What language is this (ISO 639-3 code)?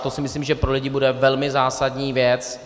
ces